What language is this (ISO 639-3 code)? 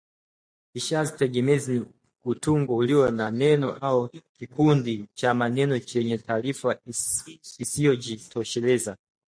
swa